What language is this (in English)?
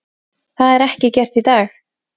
Icelandic